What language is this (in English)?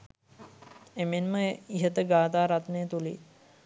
Sinhala